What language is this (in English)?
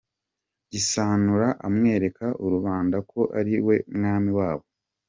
Kinyarwanda